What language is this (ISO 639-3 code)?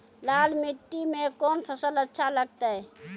mai